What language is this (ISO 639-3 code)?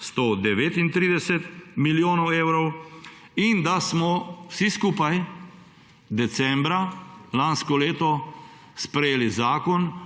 slv